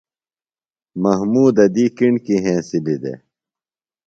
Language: Phalura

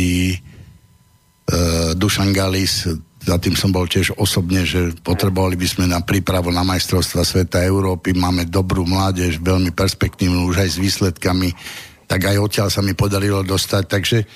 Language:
Slovak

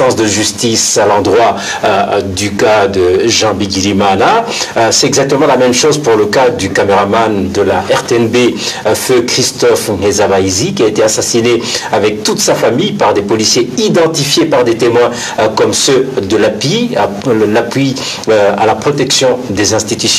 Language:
French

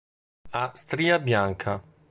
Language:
Italian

